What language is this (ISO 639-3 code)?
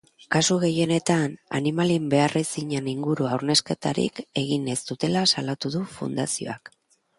eus